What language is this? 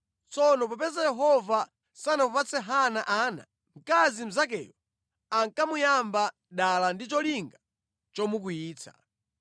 Nyanja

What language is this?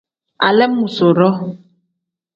Tem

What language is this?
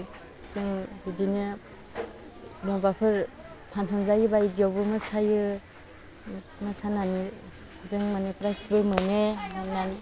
Bodo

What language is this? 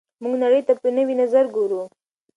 Pashto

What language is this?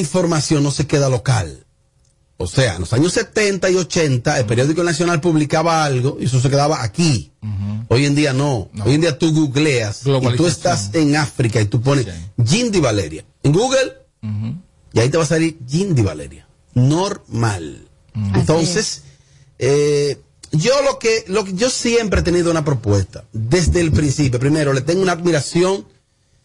Spanish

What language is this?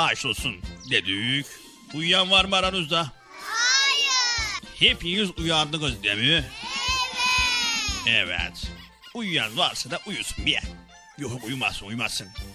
Turkish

